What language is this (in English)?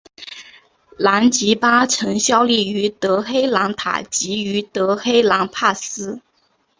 Chinese